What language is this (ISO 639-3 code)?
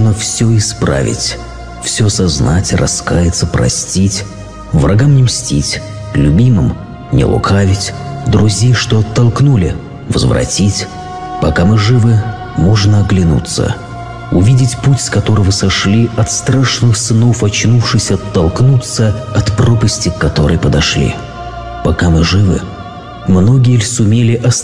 rus